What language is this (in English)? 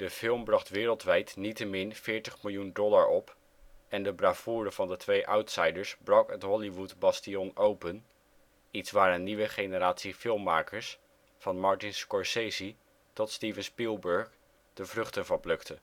Dutch